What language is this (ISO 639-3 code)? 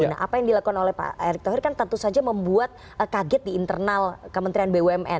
ind